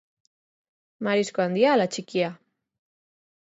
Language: Basque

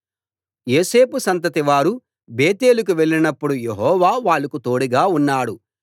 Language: Telugu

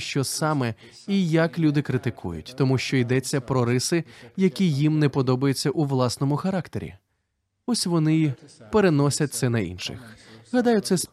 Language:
Ukrainian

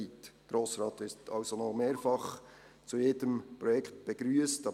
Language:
Swiss German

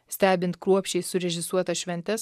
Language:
Lithuanian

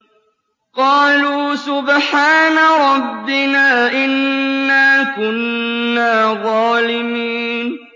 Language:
Arabic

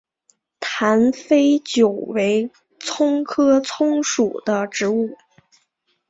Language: Chinese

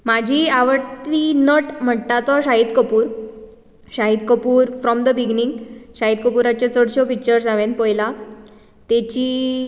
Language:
Konkani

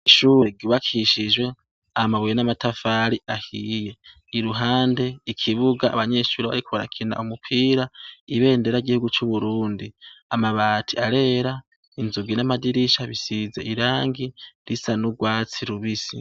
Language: Rundi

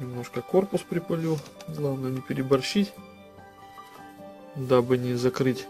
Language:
Russian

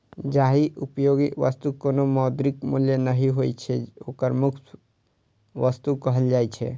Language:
Maithili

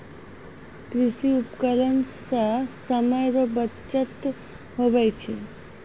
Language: Maithili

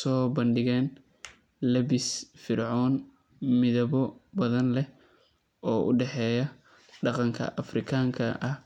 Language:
Somali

